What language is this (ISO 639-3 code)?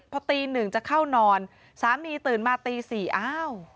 tha